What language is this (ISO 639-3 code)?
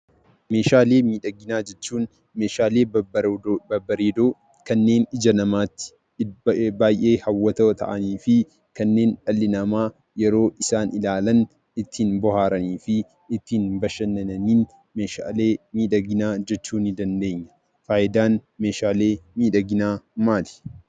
orm